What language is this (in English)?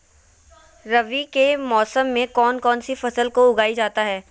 Magahi